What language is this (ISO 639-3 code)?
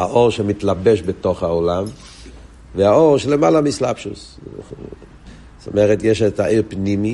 heb